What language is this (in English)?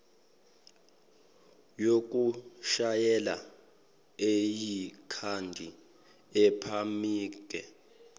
Zulu